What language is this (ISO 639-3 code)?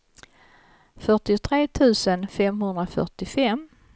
swe